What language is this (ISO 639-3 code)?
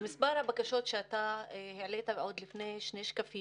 heb